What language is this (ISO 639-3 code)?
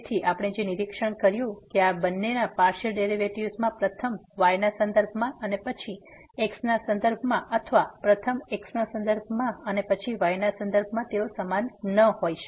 guj